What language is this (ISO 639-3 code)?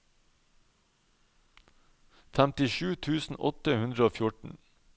nor